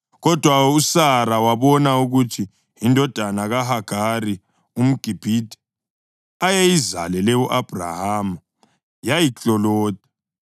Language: North Ndebele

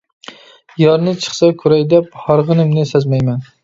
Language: Uyghur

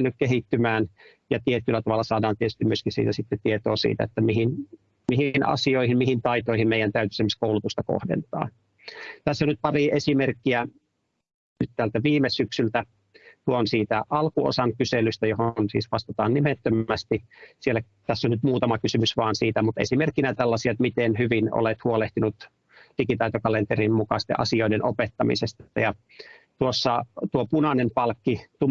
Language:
Finnish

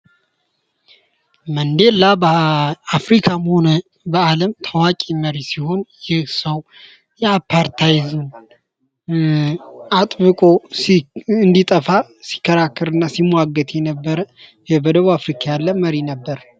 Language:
Amharic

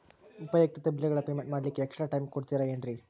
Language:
Kannada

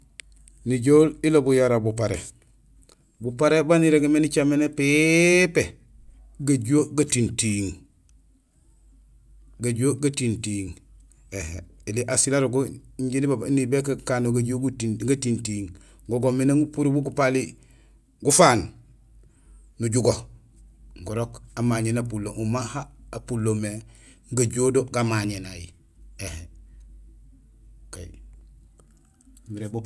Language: Gusilay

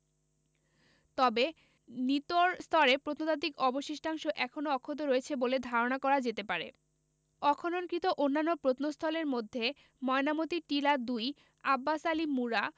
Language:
Bangla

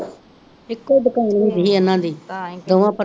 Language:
Punjabi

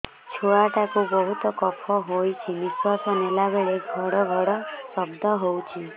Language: Odia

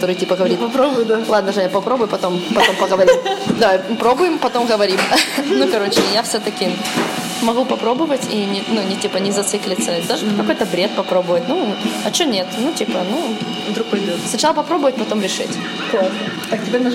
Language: Russian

